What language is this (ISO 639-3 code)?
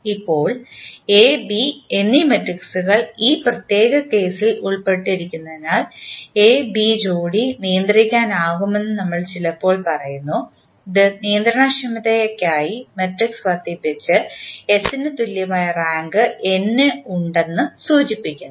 mal